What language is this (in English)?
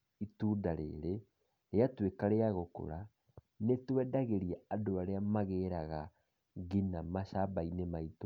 Kikuyu